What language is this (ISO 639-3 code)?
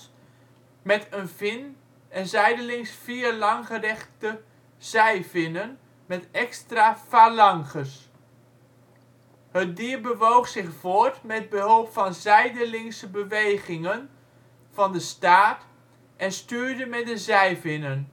nld